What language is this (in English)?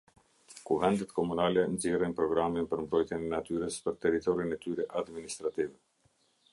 Albanian